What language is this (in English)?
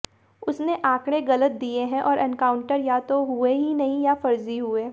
Hindi